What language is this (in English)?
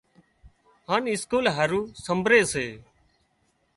Wadiyara Koli